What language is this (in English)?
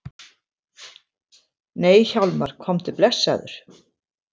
Icelandic